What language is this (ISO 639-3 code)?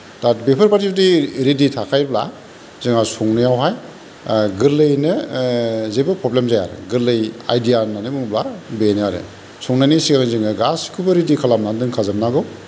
brx